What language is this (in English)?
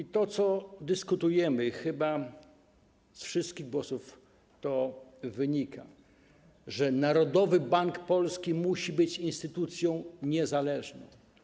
Polish